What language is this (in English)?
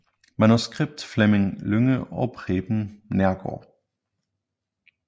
Danish